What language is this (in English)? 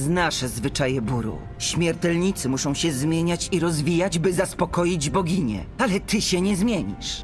Polish